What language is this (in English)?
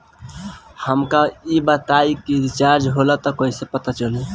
Bhojpuri